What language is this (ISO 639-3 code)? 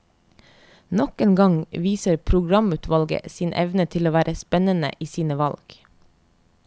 nor